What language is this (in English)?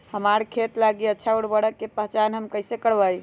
Magahi